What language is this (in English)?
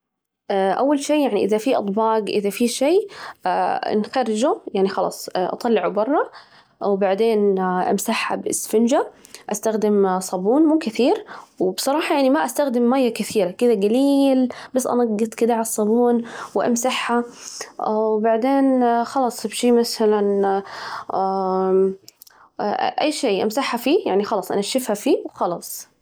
Najdi Arabic